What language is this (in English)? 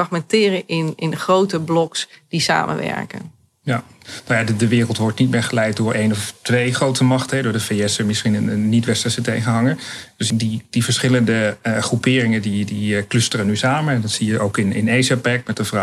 Dutch